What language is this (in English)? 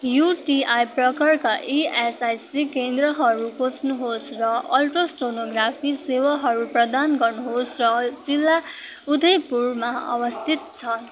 Nepali